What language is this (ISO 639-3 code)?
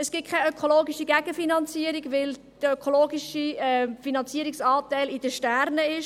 gsw